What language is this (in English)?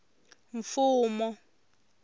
Tsonga